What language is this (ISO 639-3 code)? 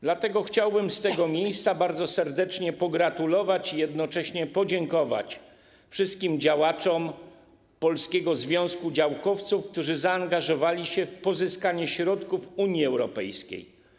pol